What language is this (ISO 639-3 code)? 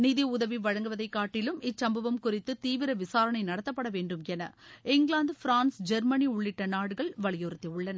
tam